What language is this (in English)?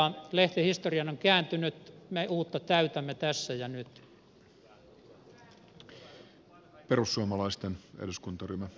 Finnish